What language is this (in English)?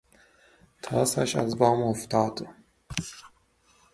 Persian